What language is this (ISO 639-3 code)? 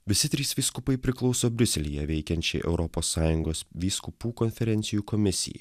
lit